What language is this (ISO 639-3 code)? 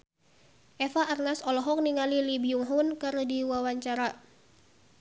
sun